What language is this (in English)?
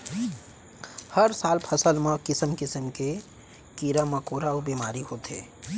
Chhattisgarhi